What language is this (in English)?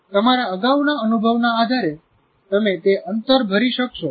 Gujarati